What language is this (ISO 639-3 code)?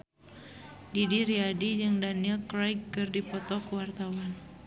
sun